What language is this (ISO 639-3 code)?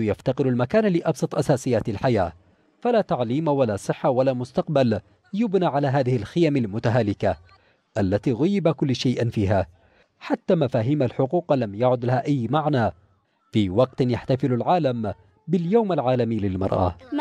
ara